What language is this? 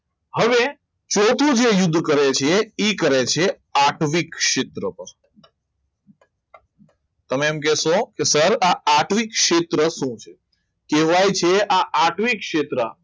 Gujarati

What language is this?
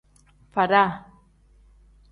Tem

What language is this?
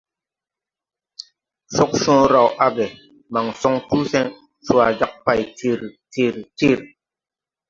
Tupuri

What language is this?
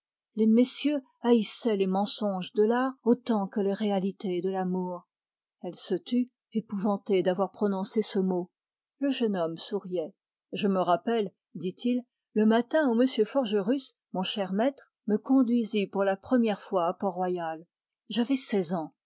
French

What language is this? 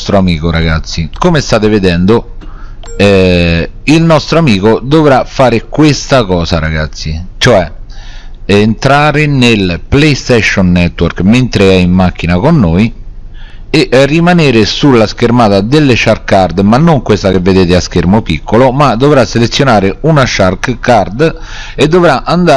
Italian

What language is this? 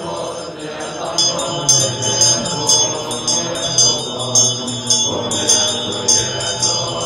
Romanian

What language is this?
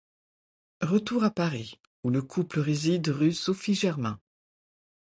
French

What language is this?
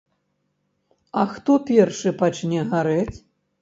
Belarusian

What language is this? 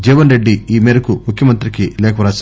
Telugu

